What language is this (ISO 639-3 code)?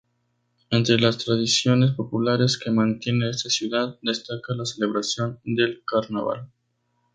spa